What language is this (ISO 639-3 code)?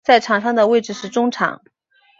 zho